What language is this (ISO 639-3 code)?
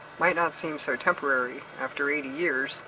eng